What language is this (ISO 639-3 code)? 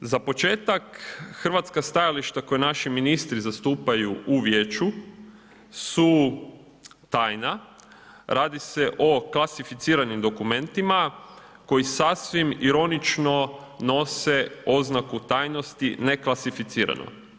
hrv